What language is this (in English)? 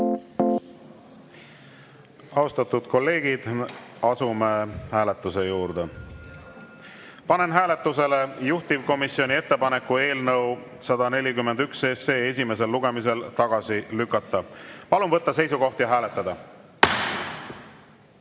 Estonian